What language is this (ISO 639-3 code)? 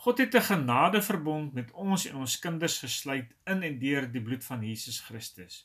nld